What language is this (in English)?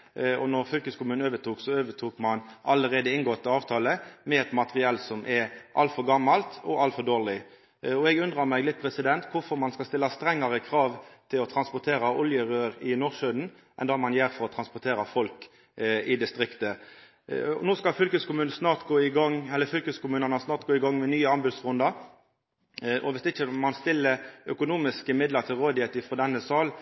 Norwegian Nynorsk